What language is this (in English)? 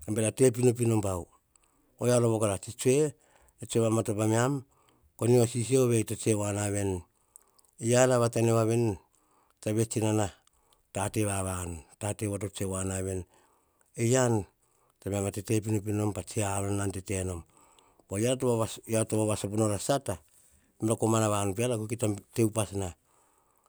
Hahon